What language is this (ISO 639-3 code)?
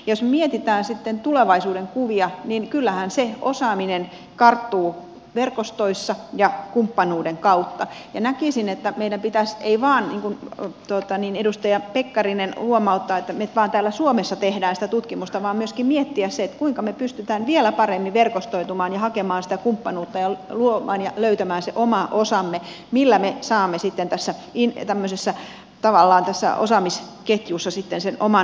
fin